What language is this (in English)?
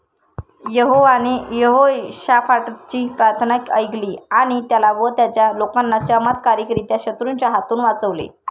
Marathi